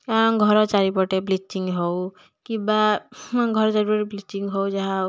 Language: Odia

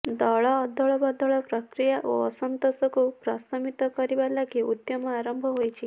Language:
Odia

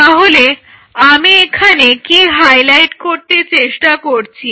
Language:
Bangla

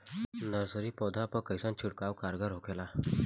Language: Bhojpuri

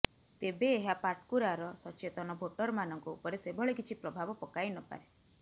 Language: Odia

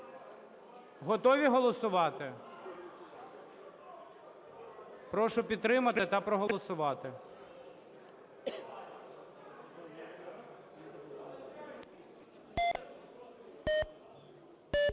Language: Ukrainian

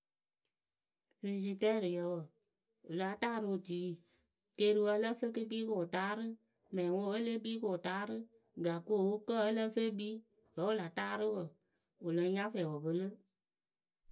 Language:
Akebu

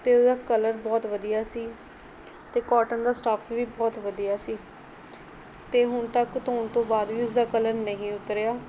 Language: Punjabi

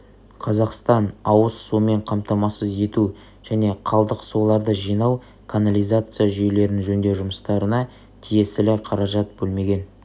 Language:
Kazakh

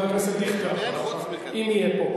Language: Hebrew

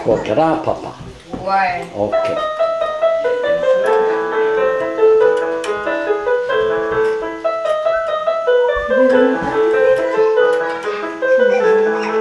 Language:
French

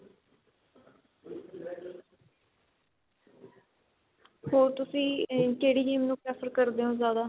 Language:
Punjabi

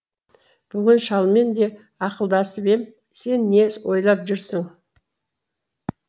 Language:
Kazakh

